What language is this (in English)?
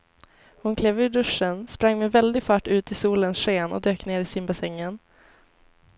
Swedish